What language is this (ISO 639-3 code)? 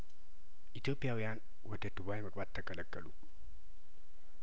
amh